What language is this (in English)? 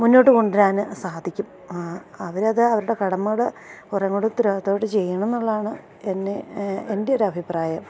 Malayalam